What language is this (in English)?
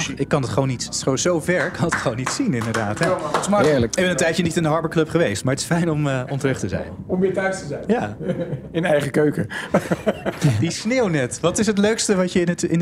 Dutch